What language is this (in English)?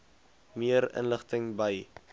Afrikaans